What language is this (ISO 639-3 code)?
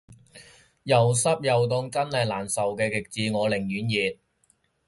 yue